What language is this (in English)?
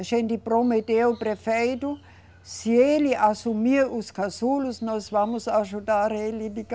Portuguese